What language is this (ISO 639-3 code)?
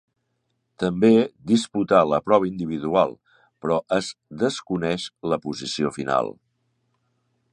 cat